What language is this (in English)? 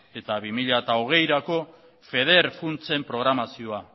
Basque